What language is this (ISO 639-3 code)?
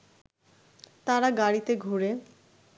ben